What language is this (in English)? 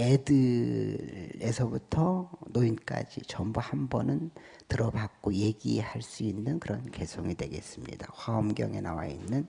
Korean